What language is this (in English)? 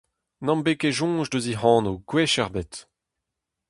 Breton